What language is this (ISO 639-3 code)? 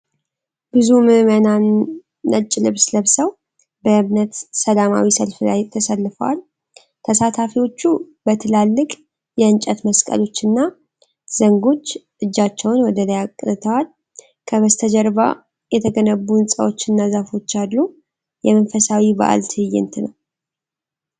amh